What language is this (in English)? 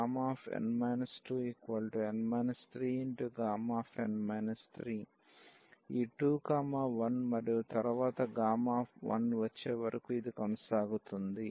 Telugu